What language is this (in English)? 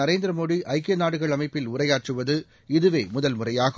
Tamil